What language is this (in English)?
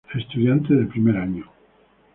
Spanish